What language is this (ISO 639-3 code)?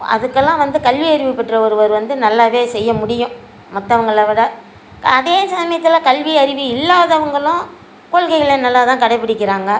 tam